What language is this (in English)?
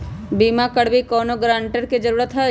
Magahi